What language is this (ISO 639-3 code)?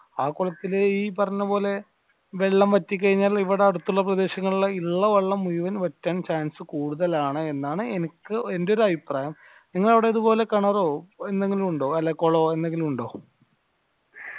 mal